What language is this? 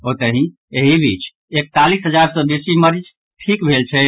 Maithili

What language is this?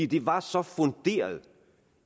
Danish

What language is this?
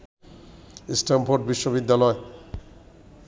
Bangla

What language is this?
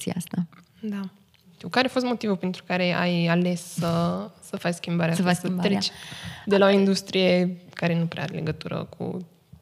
Romanian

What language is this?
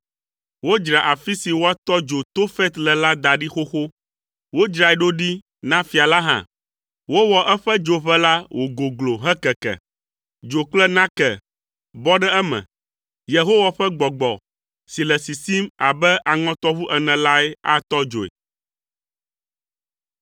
Ewe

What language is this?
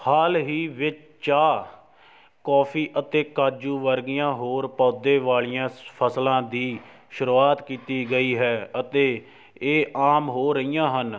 Punjabi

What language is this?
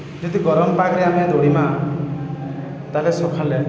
Odia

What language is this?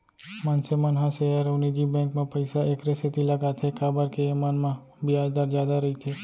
Chhattisgarhi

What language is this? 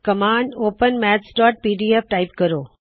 Punjabi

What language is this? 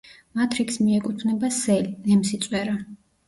Georgian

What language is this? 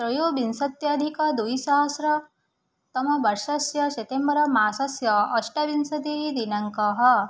Sanskrit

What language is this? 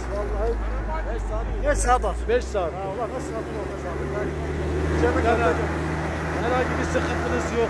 Turkish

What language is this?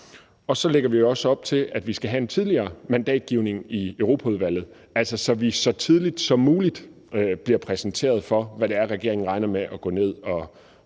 Danish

